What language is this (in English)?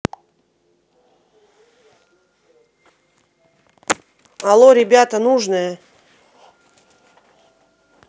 Russian